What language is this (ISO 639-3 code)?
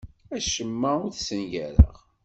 kab